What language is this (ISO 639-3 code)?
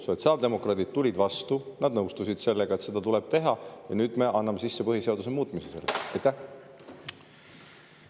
est